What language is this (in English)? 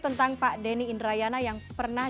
Indonesian